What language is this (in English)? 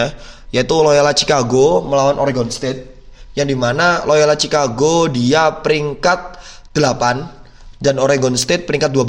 Indonesian